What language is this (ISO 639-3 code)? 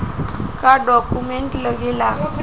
bho